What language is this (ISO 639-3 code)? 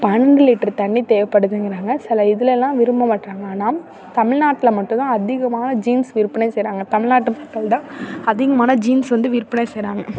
tam